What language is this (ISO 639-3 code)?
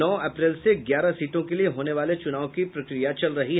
hin